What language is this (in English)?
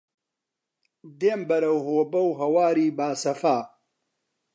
Central Kurdish